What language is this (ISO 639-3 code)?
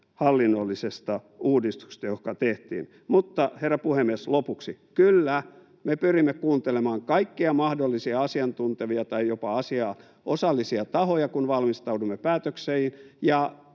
fin